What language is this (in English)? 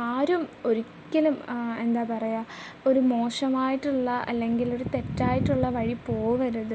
Malayalam